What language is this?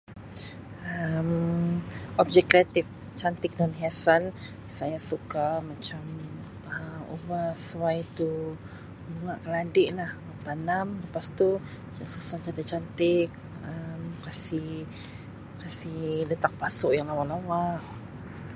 Sabah Malay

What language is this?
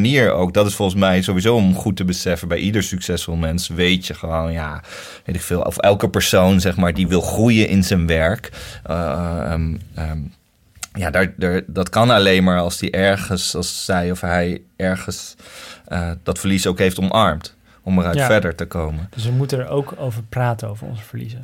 Dutch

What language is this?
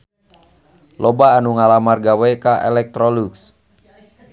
Sundanese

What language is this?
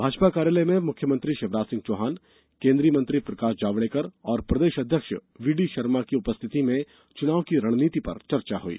Hindi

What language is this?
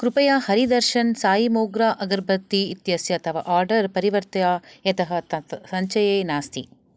Sanskrit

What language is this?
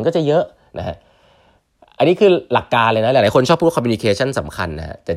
Thai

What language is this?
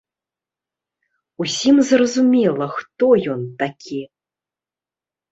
Belarusian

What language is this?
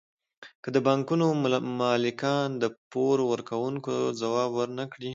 Pashto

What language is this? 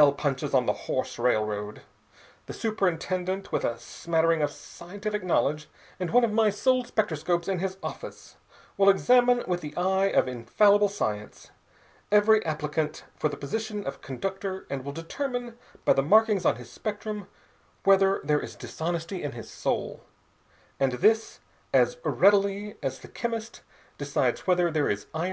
English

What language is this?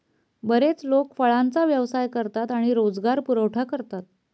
Marathi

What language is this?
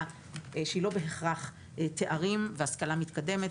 Hebrew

